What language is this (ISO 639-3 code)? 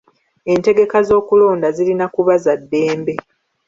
lug